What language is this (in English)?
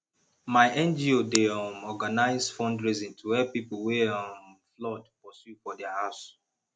Nigerian Pidgin